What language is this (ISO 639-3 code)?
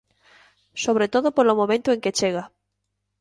glg